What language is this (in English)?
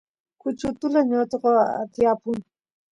Santiago del Estero Quichua